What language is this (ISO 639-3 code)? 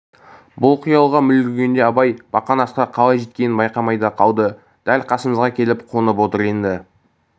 kaz